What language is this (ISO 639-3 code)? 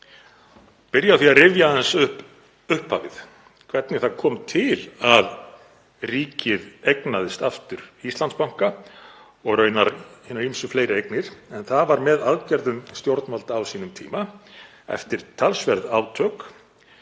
isl